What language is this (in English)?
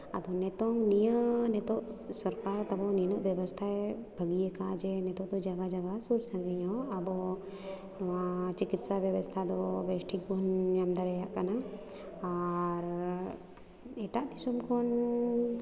Santali